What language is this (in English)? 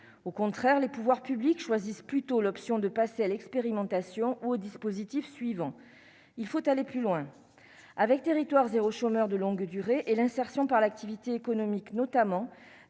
French